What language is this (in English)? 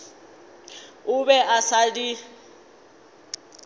Northern Sotho